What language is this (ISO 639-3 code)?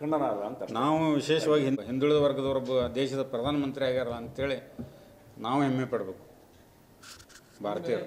ron